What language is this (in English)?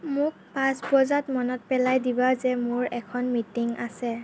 Assamese